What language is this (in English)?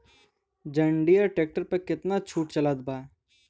Bhojpuri